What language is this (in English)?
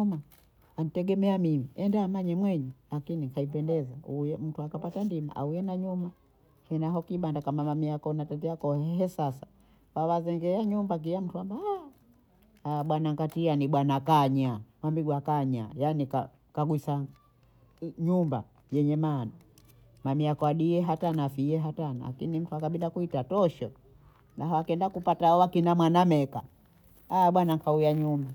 Bondei